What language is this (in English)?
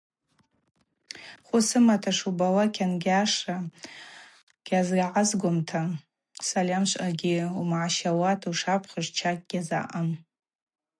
Abaza